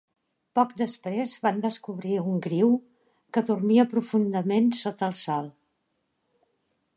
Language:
Catalan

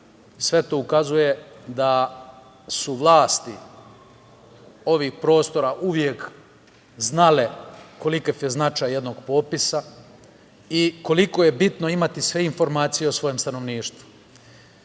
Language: Serbian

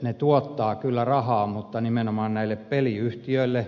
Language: Finnish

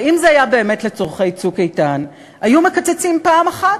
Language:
Hebrew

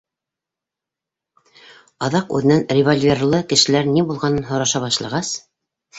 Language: Bashkir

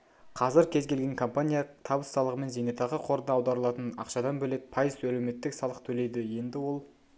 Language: Kazakh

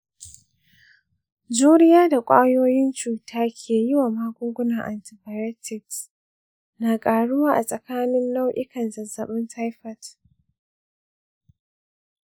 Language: Hausa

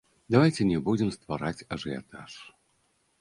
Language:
Belarusian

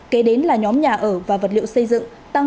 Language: Vietnamese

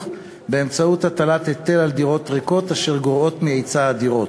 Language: Hebrew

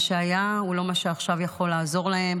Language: Hebrew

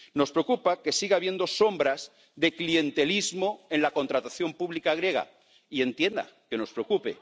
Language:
Spanish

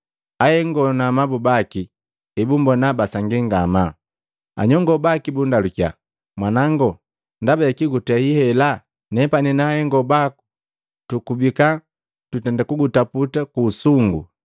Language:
Matengo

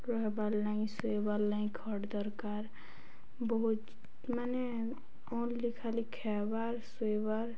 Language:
Odia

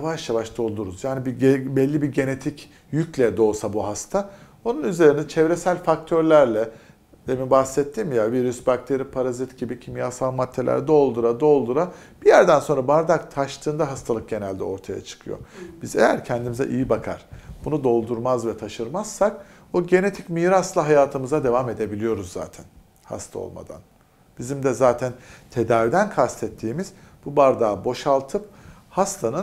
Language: Turkish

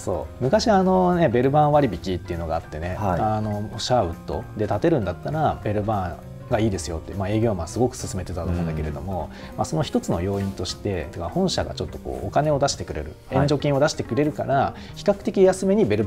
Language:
Japanese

